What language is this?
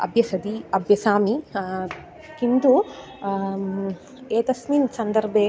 Sanskrit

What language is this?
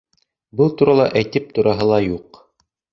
Bashkir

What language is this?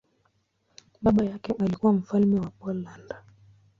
Swahili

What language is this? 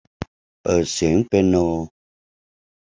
Thai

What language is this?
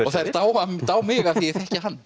Icelandic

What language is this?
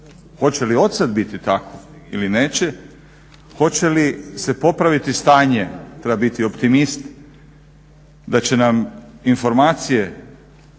Croatian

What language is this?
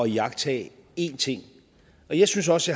Danish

